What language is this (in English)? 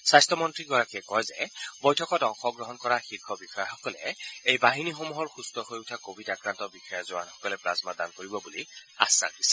Assamese